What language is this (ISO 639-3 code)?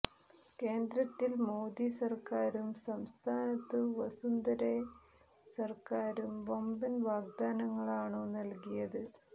mal